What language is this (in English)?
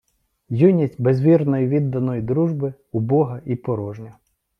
Ukrainian